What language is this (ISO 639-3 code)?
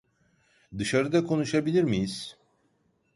tur